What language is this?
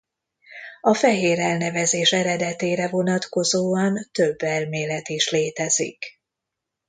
Hungarian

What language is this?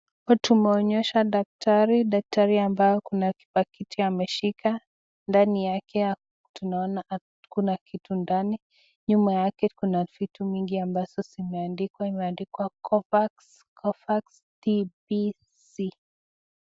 Swahili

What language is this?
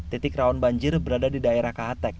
Indonesian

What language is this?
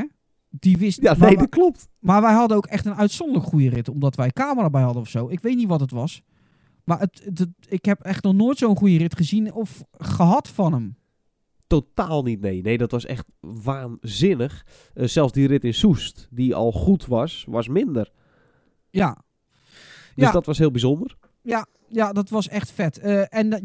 Dutch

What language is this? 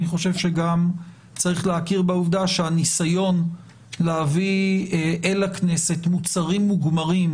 Hebrew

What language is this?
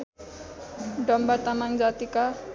Nepali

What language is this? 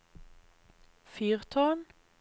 Norwegian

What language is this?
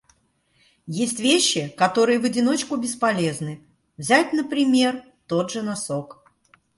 Russian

